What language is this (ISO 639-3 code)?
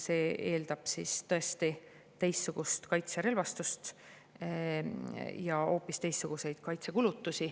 est